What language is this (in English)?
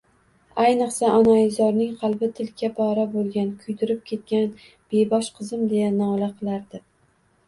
Uzbek